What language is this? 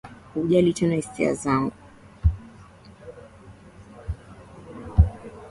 Swahili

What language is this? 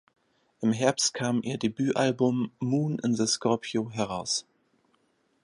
German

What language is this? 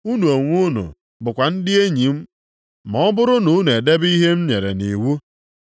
Igbo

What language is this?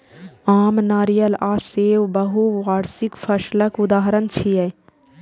Maithili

